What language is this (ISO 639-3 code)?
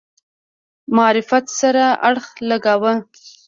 pus